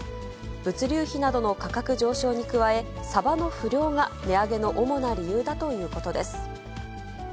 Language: Japanese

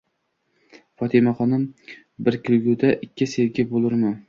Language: Uzbek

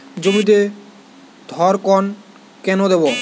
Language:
Bangla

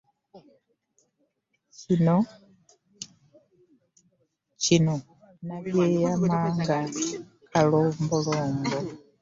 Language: Ganda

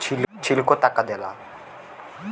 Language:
Bhojpuri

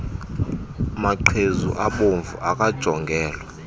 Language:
Xhosa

